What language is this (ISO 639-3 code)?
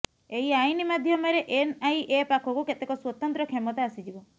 ori